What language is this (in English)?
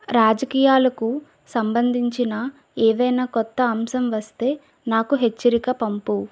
Telugu